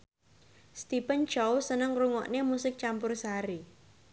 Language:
Javanese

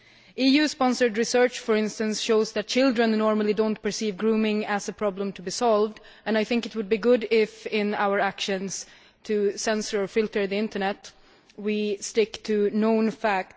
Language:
English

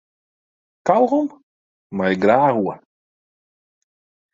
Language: Western Frisian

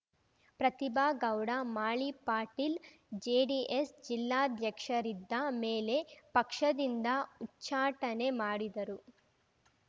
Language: Kannada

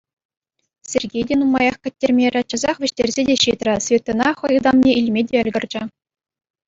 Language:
Chuvash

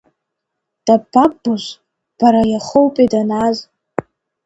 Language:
Abkhazian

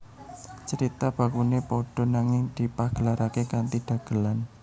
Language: Javanese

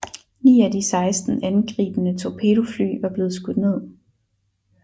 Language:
Danish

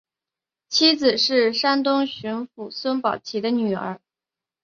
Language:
Chinese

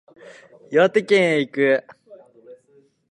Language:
Japanese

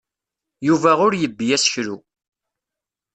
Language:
Kabyle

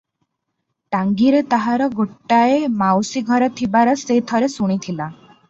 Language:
Odia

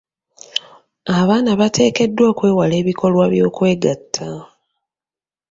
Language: Ganda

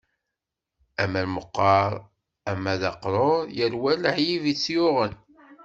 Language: Kabyle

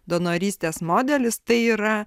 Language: Lithuanian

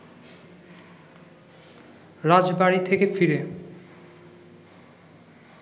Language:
Bangla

